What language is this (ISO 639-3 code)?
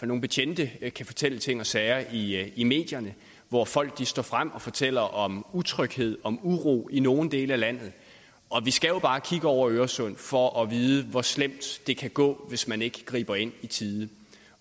dan